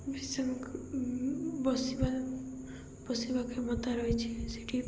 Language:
Odia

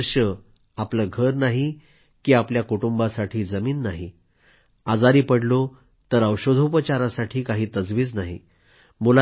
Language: Marathi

